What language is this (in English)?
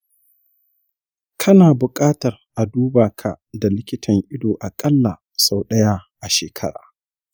Hausa